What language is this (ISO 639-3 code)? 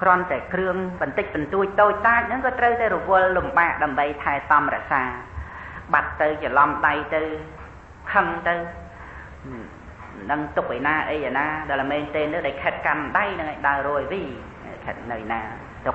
tha